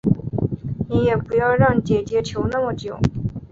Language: Chinese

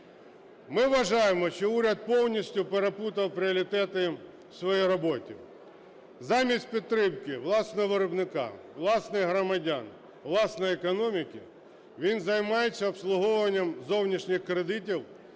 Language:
Ukrainian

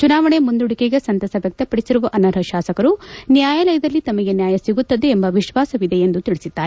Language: Kannada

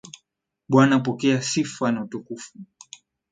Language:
Swahili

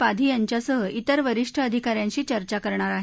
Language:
Marathi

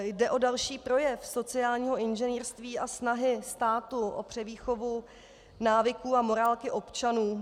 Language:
Czech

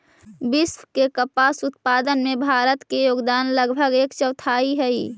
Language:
Magahi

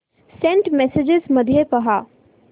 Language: Marathi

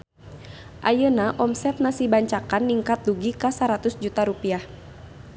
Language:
Sundanese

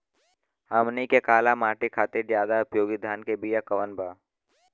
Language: Bhojpuri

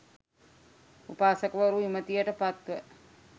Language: Sinhala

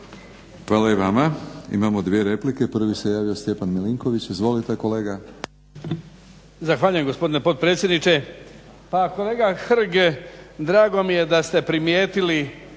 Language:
Croatian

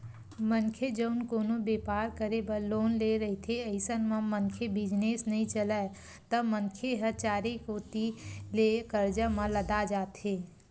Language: Chhattisgarhi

